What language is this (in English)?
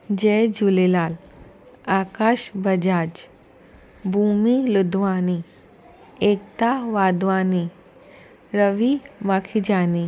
Sindhi